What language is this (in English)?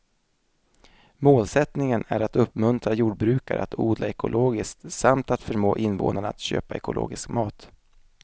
Swedish